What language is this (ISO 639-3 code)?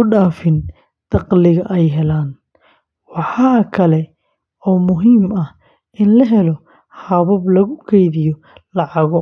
som